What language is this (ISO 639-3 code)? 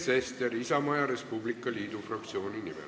est